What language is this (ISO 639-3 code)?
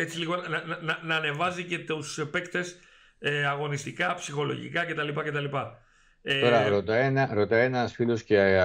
ell